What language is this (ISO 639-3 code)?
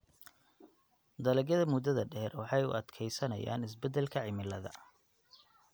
som